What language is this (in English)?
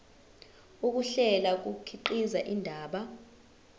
Zulu